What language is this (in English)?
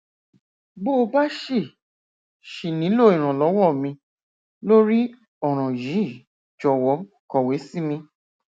Yoruba